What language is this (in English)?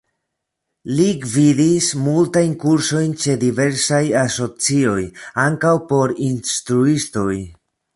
Esperanto